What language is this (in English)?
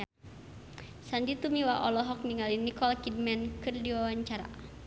Sundanese